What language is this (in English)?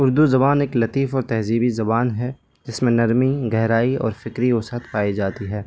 Urdu